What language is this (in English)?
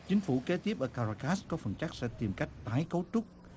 Vietnamese